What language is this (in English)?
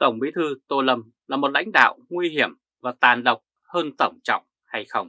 Vietnamese